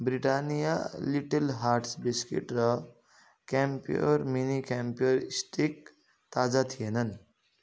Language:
Nepali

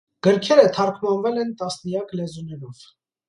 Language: Armenian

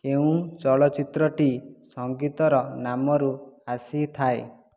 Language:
Odia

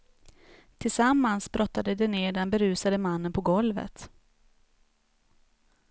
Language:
Swedish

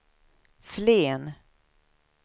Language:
Swedish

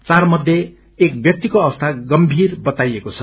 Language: Nepali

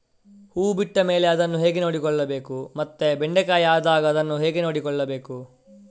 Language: Kannada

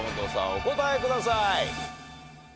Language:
Japanese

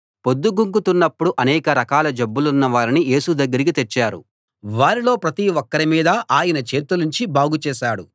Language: Telugu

